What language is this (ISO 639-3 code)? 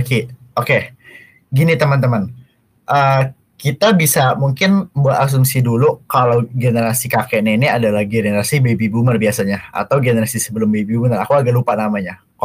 ind